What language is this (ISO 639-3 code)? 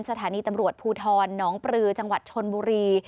tha